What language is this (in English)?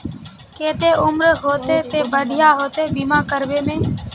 Magahi